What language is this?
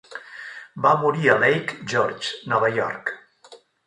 Catalan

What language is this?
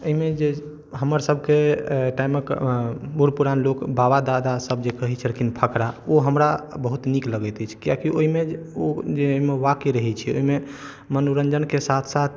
Maithili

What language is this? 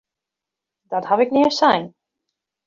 Western Frisian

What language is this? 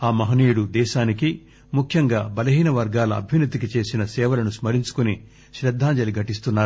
Telugu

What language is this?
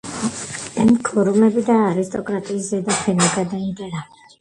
Georgian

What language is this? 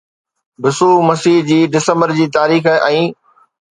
Sindhi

